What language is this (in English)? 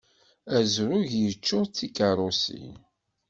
Kabyle